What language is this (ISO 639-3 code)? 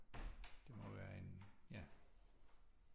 dan